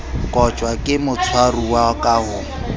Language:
Southern Sotho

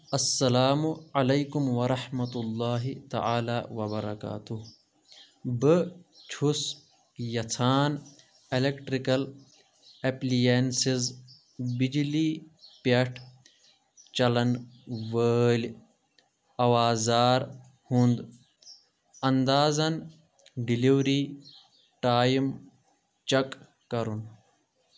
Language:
Kashmiri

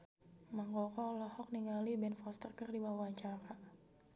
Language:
Sundanese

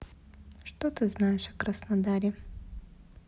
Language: Russian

